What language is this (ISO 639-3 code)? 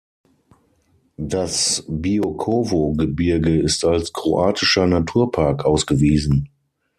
deu